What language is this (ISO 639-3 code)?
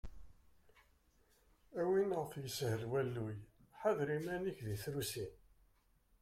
kab